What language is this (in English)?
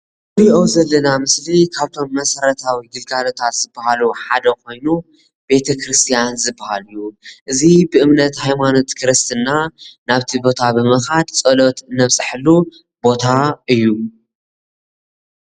Tigrinya